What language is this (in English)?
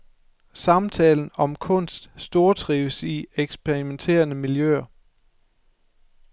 Danish